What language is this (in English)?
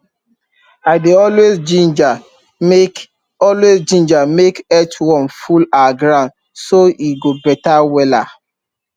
Nigerian Pidgin